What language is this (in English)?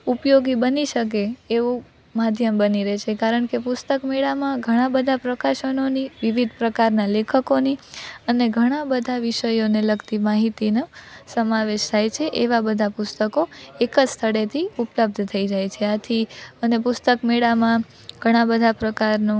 Gujarati